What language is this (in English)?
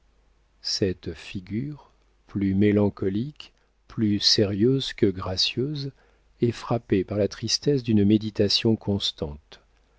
French